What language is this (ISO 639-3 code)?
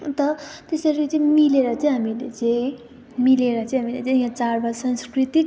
nep